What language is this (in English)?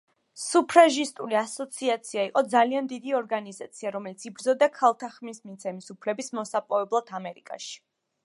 Georgian